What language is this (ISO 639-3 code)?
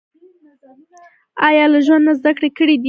pus